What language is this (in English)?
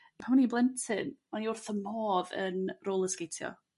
Welsh